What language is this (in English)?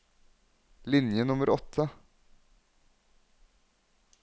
Norwegian